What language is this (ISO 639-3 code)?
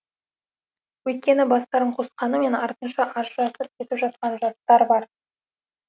kaz